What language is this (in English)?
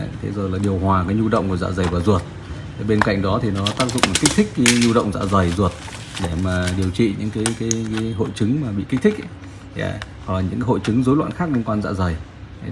Vietnamese